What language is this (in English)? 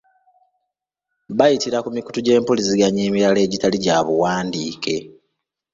Ganda